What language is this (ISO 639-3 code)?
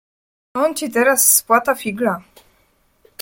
pol